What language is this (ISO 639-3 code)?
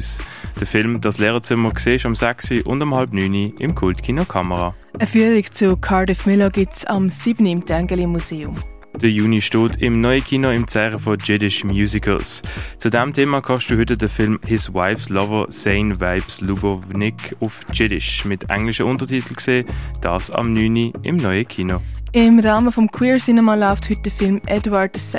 deu